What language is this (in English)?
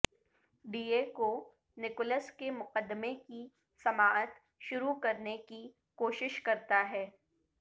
Urdu